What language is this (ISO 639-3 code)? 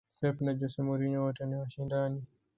swa